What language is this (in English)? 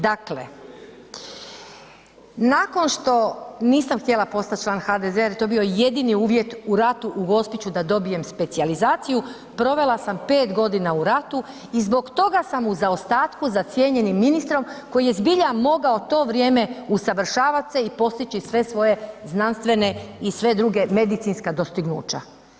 Croatian